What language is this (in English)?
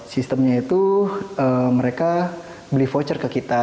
Indonesian